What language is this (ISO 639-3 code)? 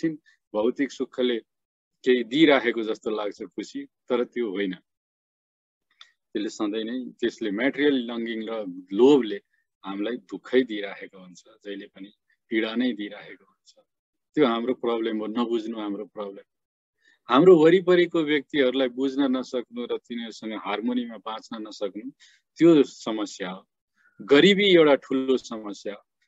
hin